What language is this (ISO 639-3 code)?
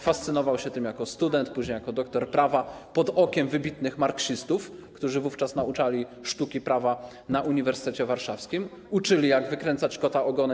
pol